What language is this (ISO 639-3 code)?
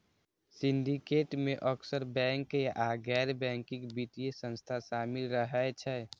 mai